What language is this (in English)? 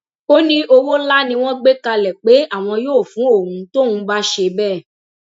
Yoruba